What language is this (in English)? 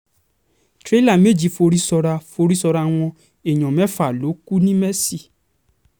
Yoruba